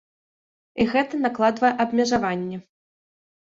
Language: Belarusian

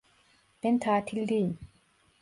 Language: Turkish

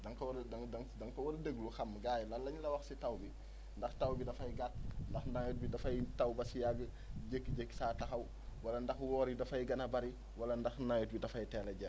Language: Wolof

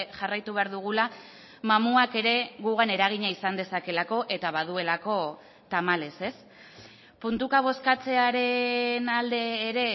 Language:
Basque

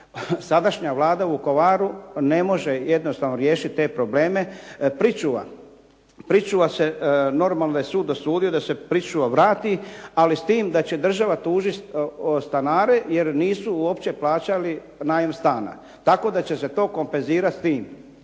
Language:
Croatian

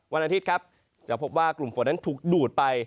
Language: Thai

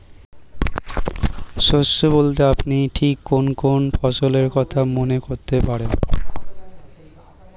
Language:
Bangla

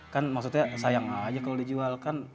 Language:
Indonesian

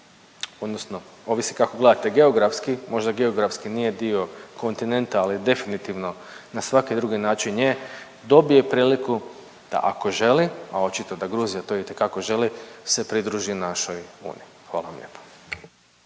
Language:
Croatian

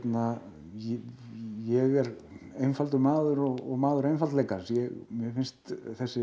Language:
Icelandic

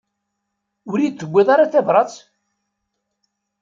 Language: Kabyle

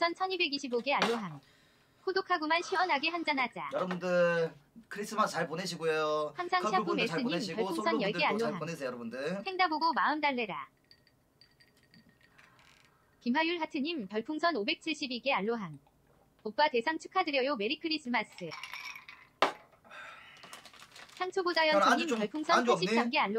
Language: Korean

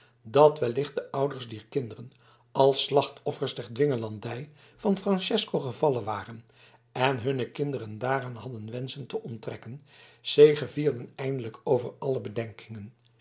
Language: Dutch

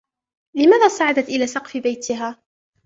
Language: Arabic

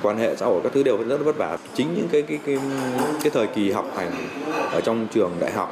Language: Vietnamese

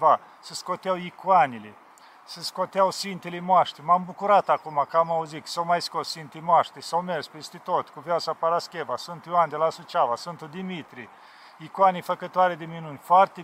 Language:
Romanian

